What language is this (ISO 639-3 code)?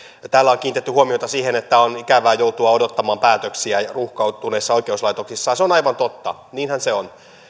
fin